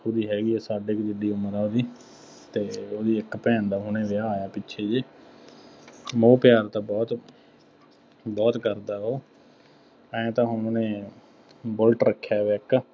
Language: Punjabi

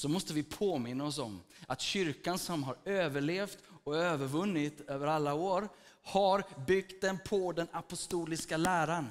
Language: Swedish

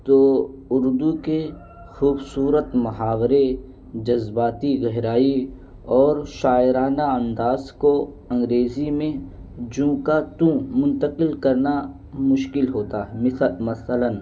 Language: Urdu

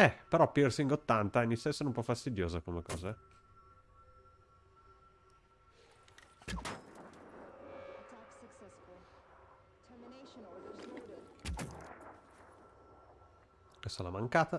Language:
Italian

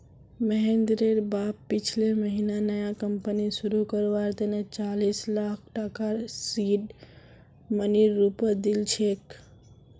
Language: Magahi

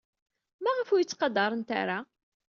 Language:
Kabyle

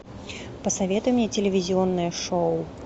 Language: Russian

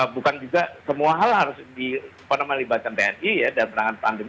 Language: Indonesian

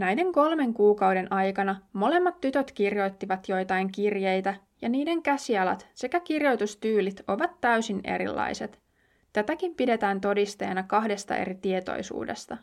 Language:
Finnish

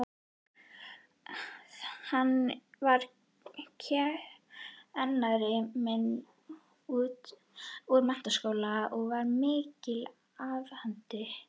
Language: Icelandic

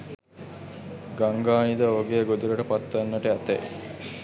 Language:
Sinhala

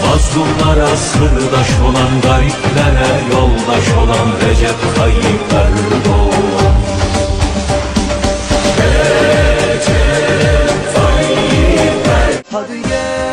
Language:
Turkish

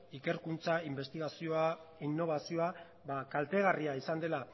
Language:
Basque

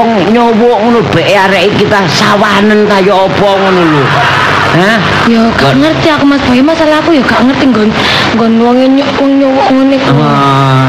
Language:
Indonesian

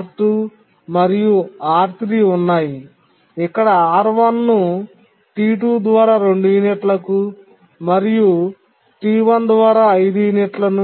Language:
Telugu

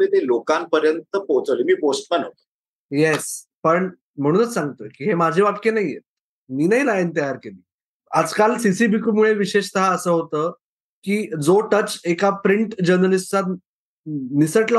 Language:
Marathi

